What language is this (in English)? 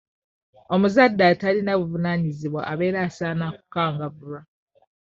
Ganda